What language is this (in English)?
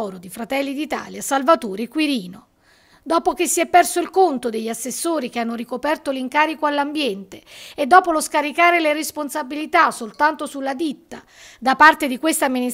Italian